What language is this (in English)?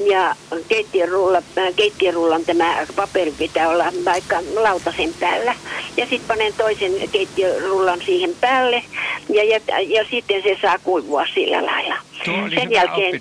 Finnish